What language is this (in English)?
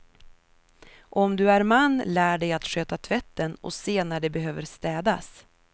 Swedish